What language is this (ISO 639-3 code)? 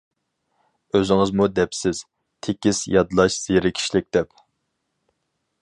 uig